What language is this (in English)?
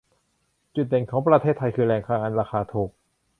Thai